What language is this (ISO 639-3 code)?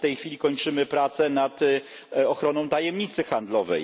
pol